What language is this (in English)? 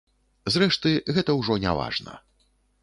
Belarusian